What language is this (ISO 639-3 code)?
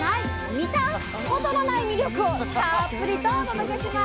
jpn